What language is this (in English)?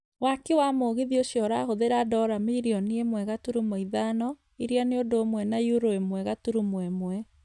Kikuyu